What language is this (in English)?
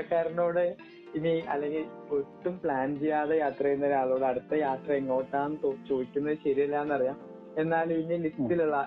Malayalam